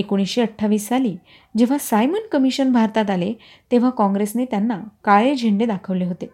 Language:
Marathi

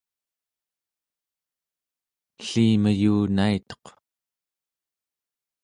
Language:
Central Yupik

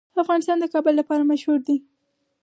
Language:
Pashto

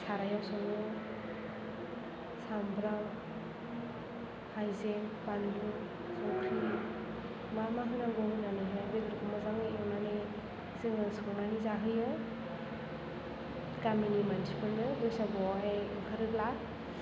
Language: Bodo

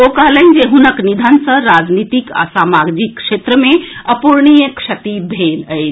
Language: Maithili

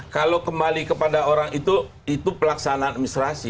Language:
Indonesian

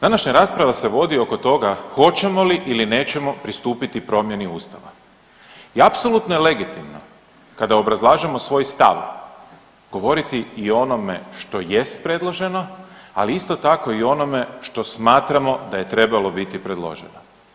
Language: Croatian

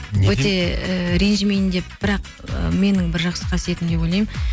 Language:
Kazakh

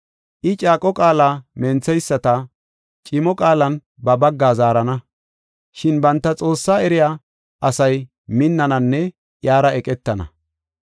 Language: Gofa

